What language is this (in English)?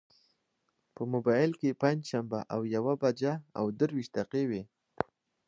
Pashto